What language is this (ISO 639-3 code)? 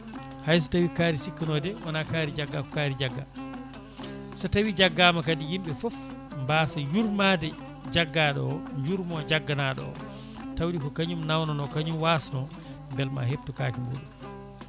ful